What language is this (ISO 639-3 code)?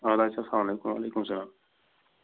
kas